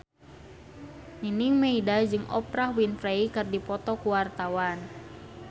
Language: Sundanese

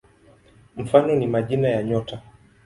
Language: Swahili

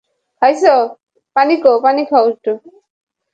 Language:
Bangla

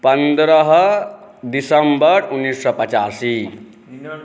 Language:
Maithili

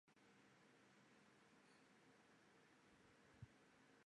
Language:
Chinese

